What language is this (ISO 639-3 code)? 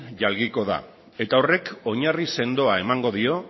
eus